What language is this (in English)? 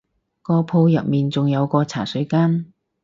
Cantonese